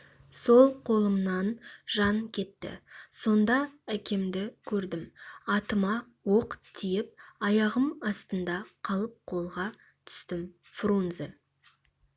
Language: Kazakh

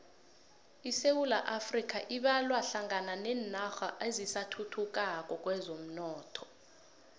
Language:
South Ndebele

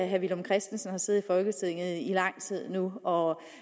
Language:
Danish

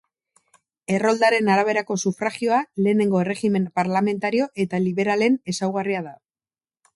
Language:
Basque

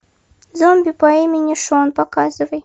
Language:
Russian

